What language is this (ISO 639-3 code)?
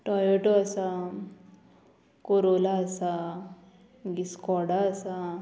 kok